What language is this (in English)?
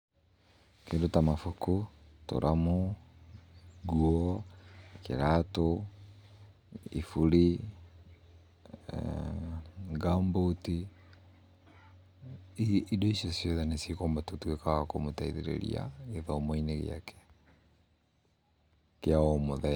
Kikuyu